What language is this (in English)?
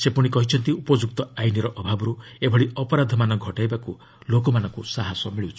Odia